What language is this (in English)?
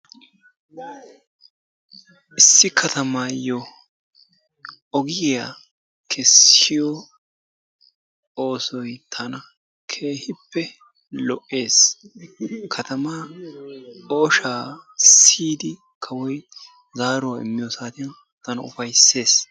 Wolaytta